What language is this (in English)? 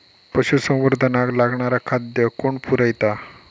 Marathi